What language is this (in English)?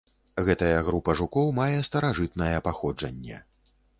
Belarusian